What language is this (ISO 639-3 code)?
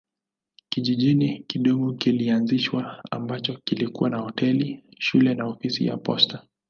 swa